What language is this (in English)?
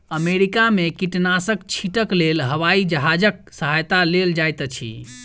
Maithili